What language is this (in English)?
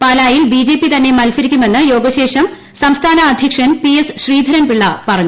Malayalam